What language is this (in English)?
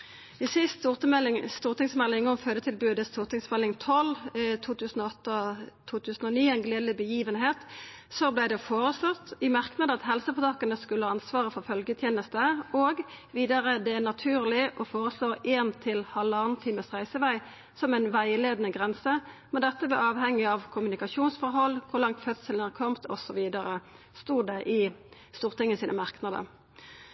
Norwegian Nynorsk